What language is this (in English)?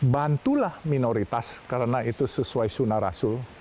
Indonesian